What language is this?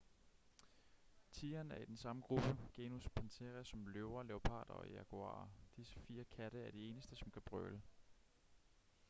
Danish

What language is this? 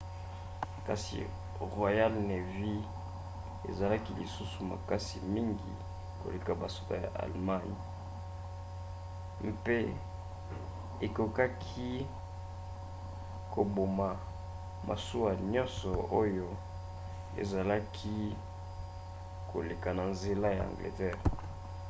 Lingala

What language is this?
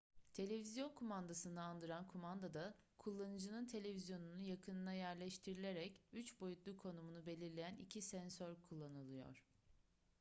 Turkish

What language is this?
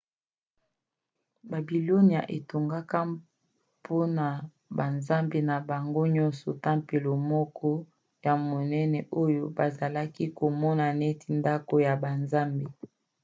Lingala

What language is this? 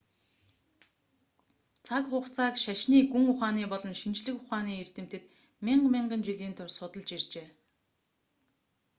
Mongolian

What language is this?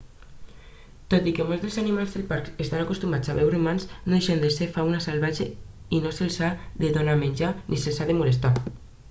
Catalan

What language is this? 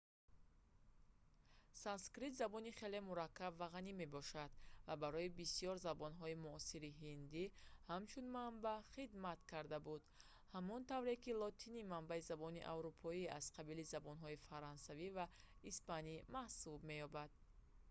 Tajik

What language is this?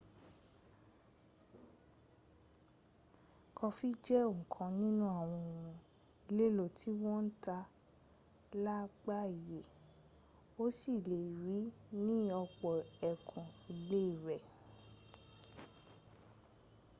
Yoruba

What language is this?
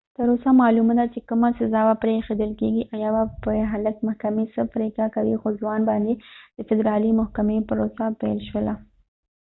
Pashto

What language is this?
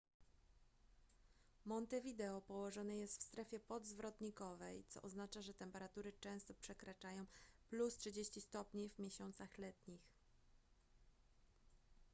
Polish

